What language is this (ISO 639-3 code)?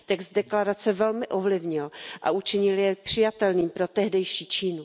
ces